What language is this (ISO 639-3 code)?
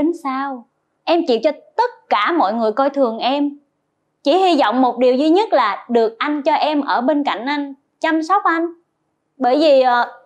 vie